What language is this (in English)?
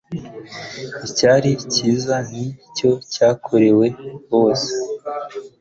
Kinyarwanda